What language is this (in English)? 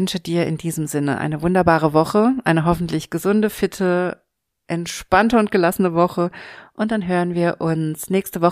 German